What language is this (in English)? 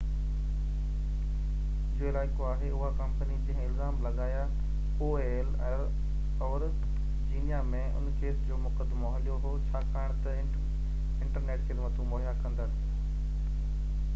Sindhi